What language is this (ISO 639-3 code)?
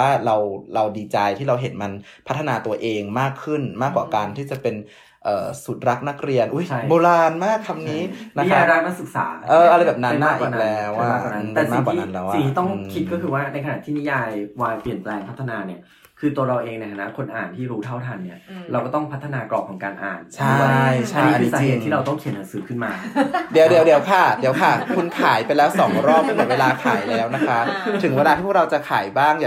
tha